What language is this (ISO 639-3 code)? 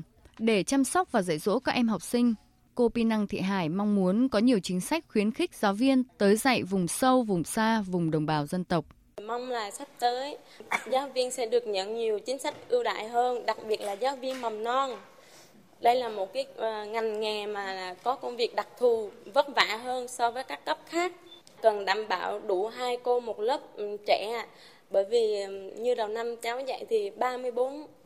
vie